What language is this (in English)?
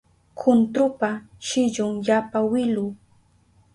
Southern Pastaza Quechua